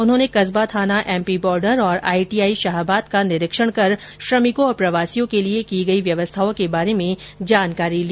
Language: Hindi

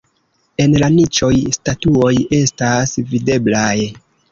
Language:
Esperanto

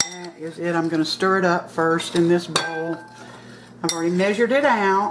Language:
English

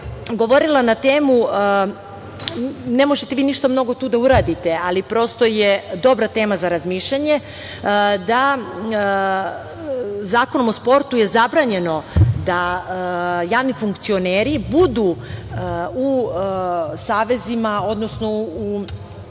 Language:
Serbian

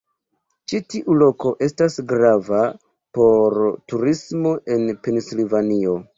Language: Esperanto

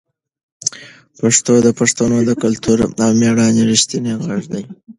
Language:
Pashto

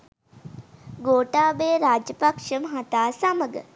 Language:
Sinhala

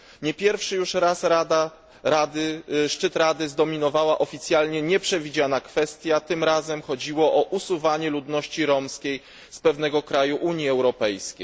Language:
Polish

